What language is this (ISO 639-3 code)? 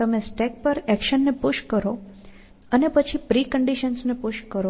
guj